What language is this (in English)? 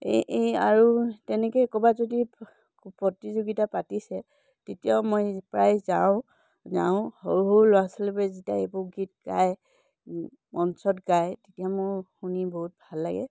Assamese